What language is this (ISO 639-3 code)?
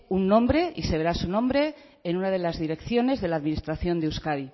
spa